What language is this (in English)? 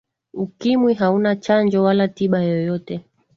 Swahili